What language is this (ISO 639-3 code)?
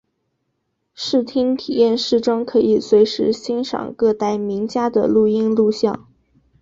zho